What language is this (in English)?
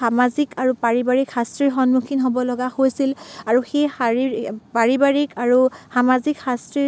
Assamese